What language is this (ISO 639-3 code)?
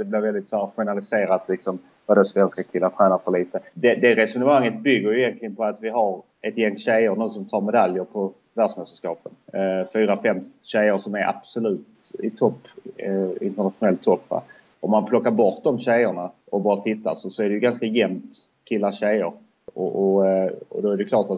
swe